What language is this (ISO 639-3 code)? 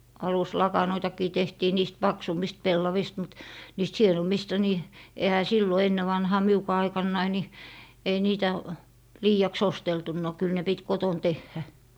fin